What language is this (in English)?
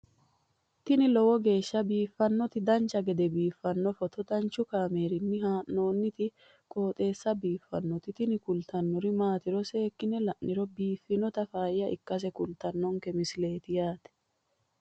Sidamo